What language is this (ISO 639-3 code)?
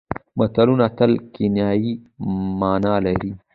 pus